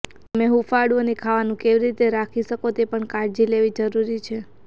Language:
Gujarati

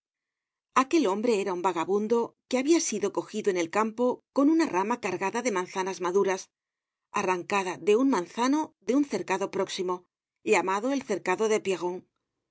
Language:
Spanish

